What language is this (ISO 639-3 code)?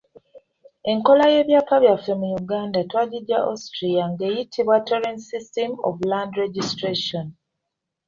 lug